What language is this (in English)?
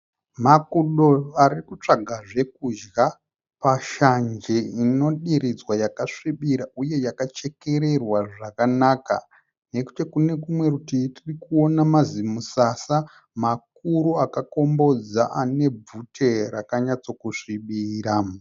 Shona